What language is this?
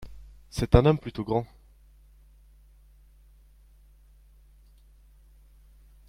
French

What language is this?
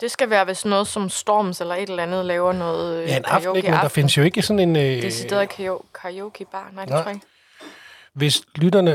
Danish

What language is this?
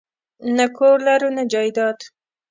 Pashto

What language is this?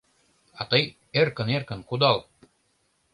Mari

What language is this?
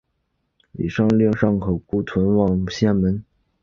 Chinese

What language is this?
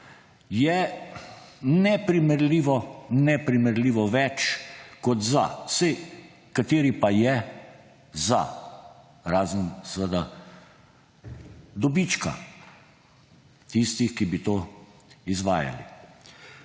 Slovenian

